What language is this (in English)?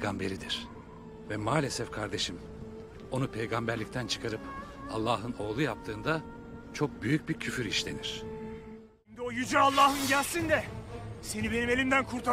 Turkish